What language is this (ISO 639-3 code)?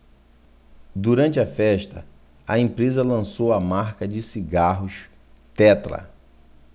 por